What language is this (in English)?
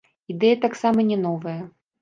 Belarusian